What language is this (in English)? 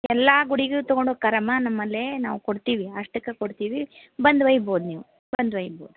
Kannada